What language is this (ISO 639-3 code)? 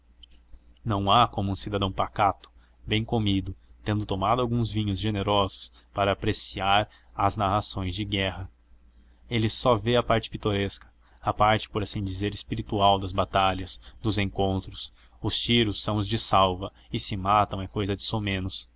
por